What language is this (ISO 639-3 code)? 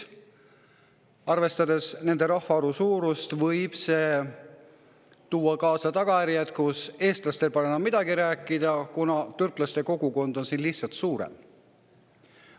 est